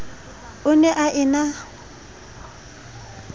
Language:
Southern Sotho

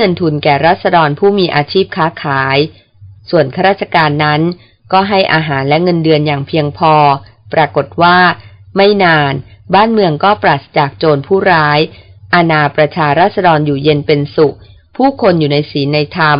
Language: Thai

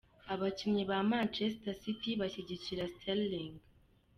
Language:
Kinyarwanda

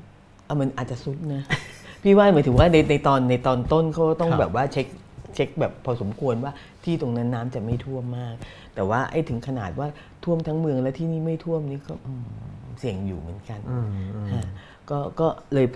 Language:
Thai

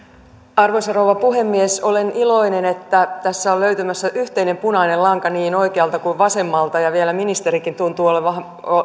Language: Finnish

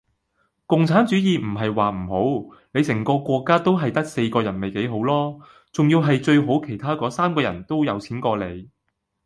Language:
Cantonese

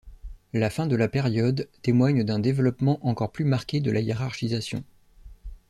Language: French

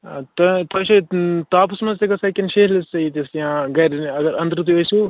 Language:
Kashmiri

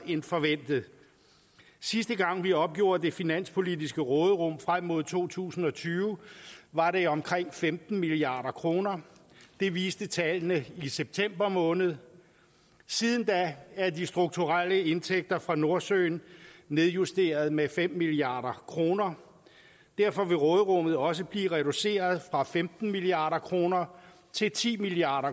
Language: Danish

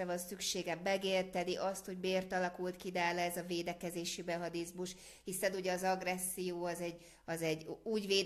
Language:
Hungarian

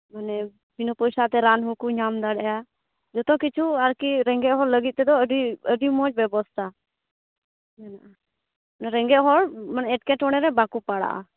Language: Santali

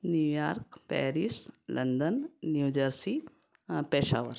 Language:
Hindi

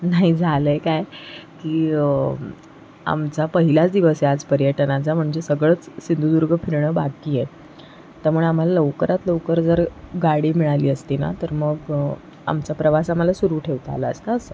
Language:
Marathi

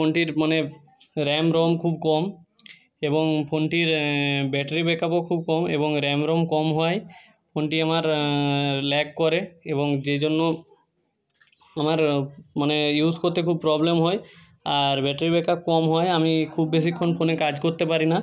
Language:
Bangla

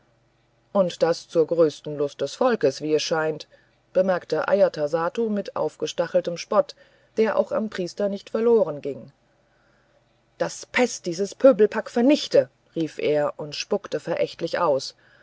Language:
German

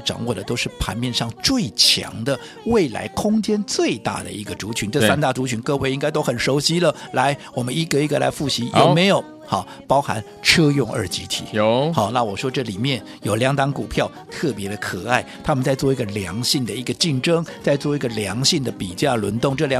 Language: Chinese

